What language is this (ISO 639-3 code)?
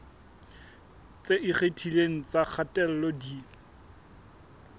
sot